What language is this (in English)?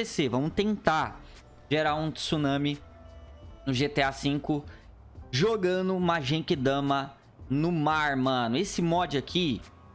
Portuguese